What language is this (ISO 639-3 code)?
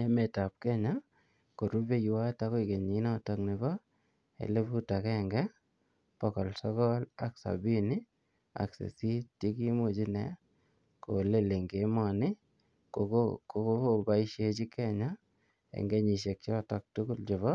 kln